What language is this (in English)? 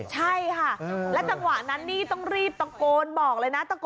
Thai